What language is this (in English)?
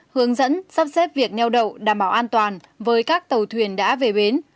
Vietnamese